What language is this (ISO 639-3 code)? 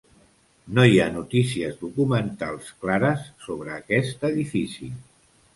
cat